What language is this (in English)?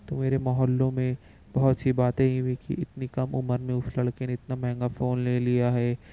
Urdu